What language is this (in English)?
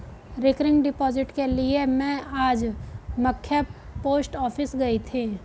Hindi